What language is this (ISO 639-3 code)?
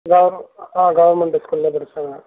tam